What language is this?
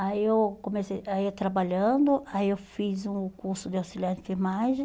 Portuguese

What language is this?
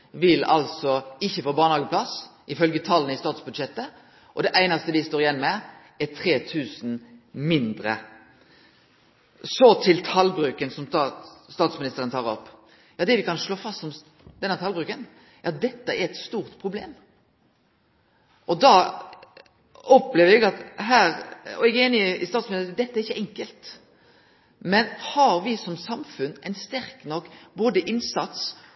Norwegian Nynorsk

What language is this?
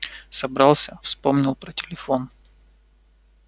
Russian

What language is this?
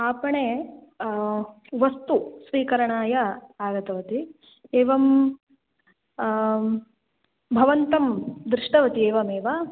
Sanskrit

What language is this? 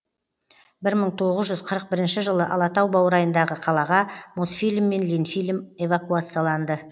Kazakh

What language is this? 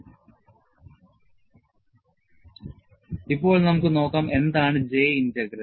Malayalam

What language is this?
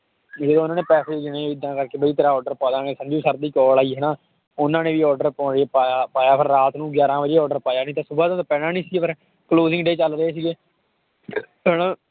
Punjabi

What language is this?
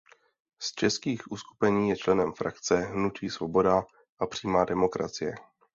Czech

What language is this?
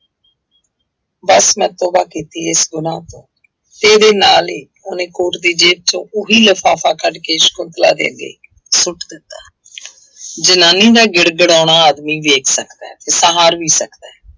Punjabi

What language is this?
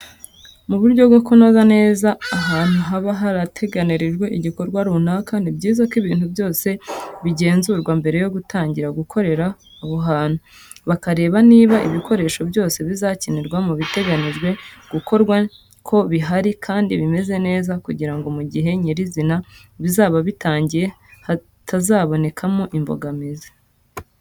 Kinyarwanda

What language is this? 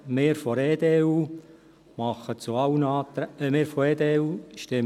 Swiss German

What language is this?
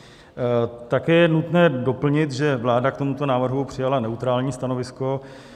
Czech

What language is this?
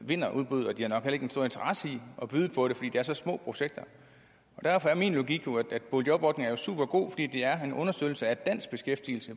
Danish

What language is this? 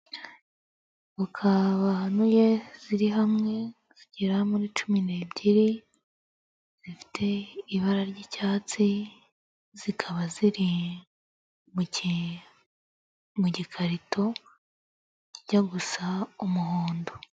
Kinyarwanda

